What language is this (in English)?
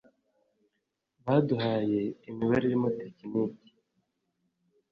Kinyarwanda